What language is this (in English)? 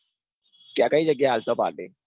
Gujarati